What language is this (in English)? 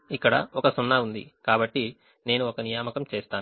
Telugu